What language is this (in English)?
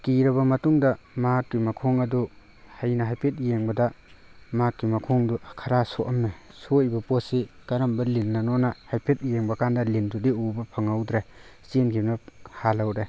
Manipuri